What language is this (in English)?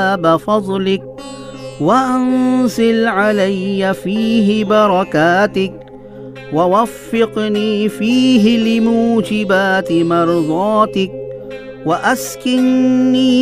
Urdu